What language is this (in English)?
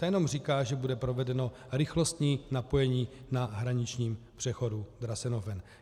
Czech